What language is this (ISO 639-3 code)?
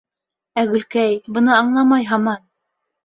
bak